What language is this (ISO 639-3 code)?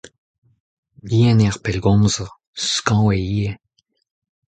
bre